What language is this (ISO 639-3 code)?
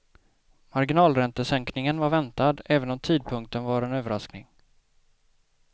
swe